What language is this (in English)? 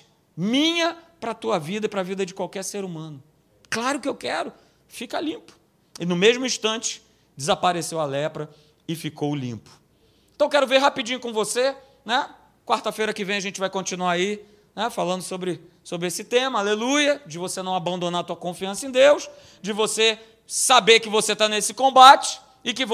Portuguese